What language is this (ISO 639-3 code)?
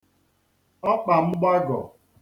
ibo